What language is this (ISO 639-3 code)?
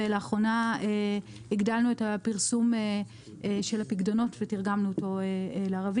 heb